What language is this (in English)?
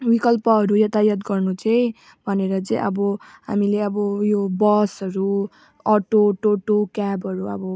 Nepali